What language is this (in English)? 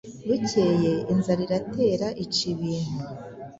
Kinyarwanda